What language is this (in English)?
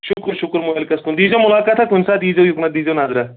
Kashmiri